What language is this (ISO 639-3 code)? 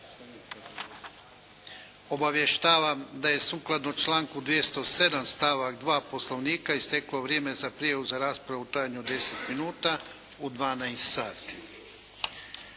hrv